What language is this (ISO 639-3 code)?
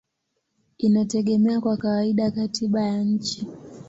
swa